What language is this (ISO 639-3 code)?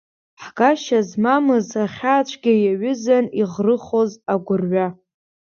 abk